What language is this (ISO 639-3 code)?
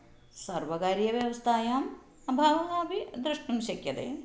san